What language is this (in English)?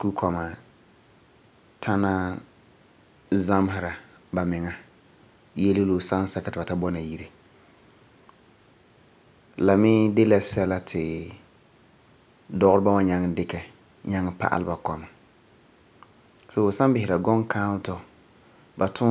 Frafra